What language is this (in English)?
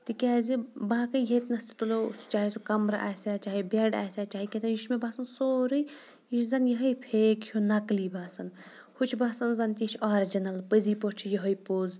Kashmiri